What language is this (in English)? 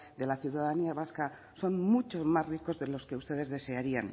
Spanish